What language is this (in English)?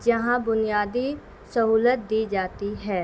Urdu